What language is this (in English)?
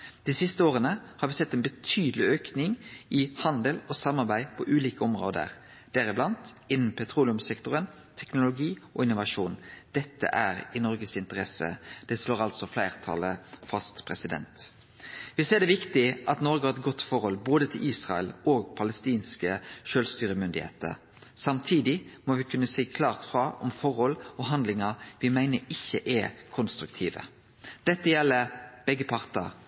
Norwegian Nynorsk